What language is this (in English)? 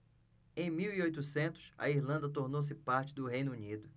Portuguese